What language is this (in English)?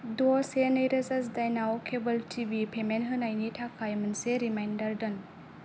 Bodo